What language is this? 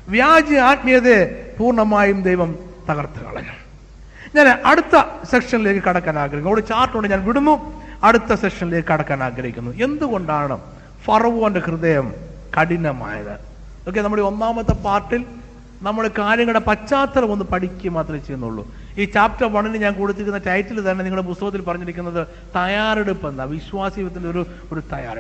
Malayalam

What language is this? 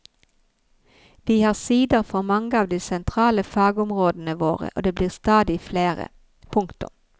Norwegian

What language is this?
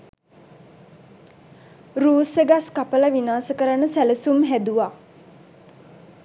Sinhala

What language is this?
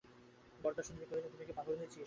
Bangla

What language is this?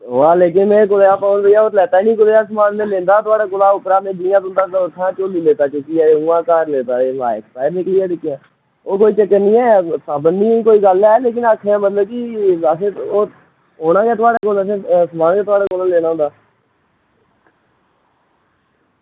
Dogri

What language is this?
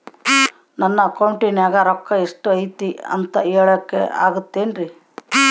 Kannada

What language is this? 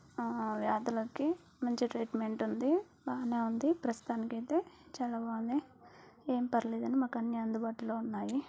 Telugu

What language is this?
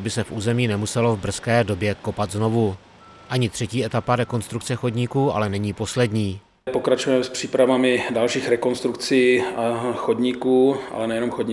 Czech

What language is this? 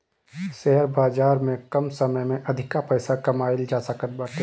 Bhojpuri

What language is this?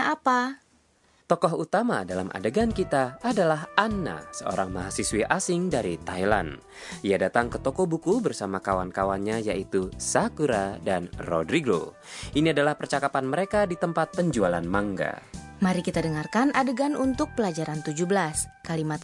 Indonesian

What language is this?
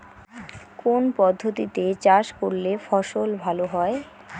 Bangla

